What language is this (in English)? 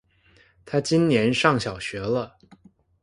Chinese